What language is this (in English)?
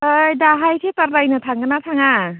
Bodo